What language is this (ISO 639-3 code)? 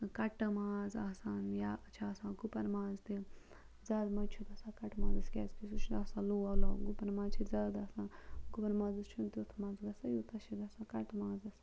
kas